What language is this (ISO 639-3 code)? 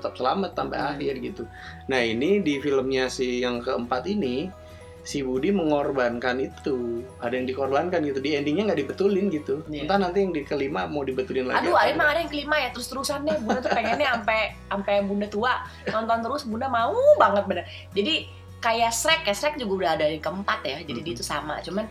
ind